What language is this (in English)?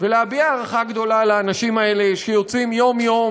Hebrew